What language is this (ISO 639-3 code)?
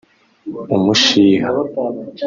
kin